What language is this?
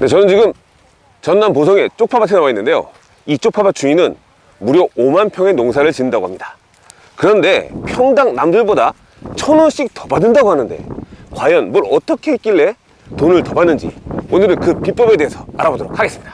Korean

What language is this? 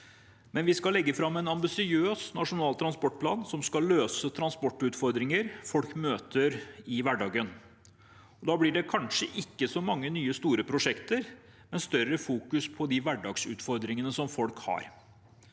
Norwegian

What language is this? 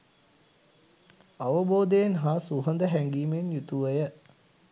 Sinhala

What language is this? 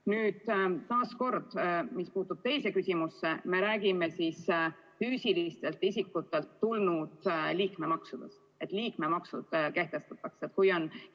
Estonian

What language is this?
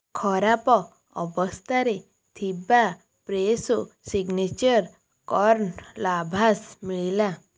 Odia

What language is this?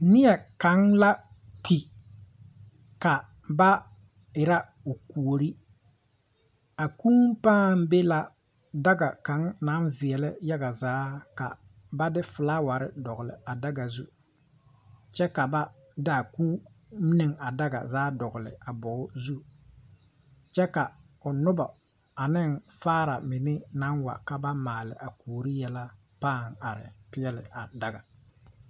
Southern Dagaare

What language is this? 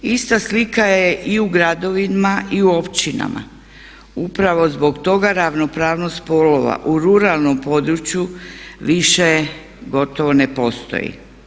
Croatian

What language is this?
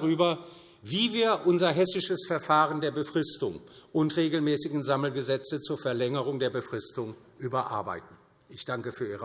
German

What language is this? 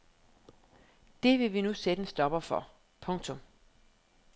Danish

